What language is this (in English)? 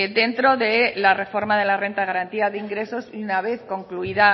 Spanish